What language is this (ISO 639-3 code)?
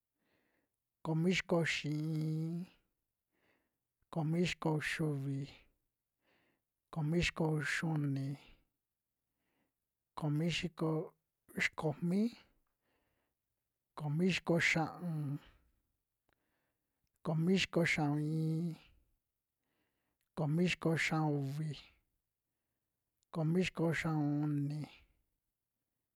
jmx